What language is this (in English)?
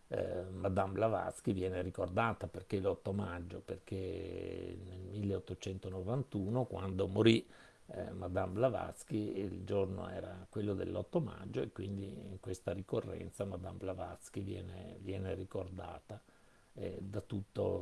Italian